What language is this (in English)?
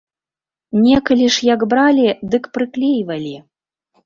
Belarusian